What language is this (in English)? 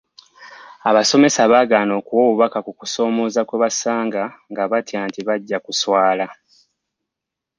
Ganda